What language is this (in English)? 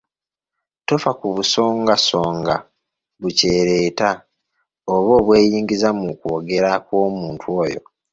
Ganda